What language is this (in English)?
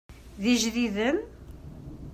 Kabyle